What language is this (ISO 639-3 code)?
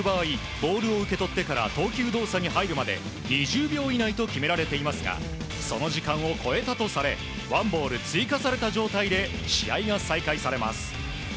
jpn